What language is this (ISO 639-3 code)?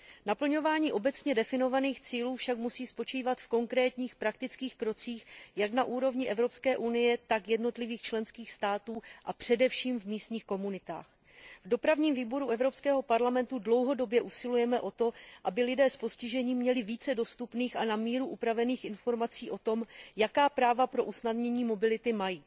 ces